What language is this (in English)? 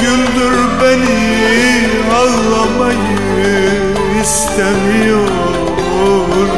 Romanian